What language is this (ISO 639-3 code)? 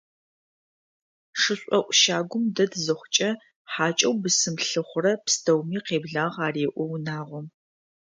ady